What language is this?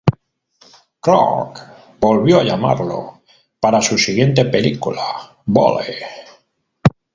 Spanish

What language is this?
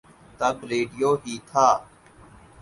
Urdu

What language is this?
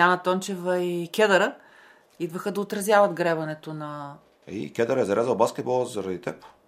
Bulgarian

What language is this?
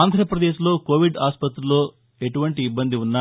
Telugu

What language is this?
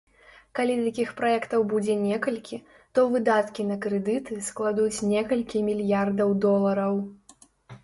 Belarusian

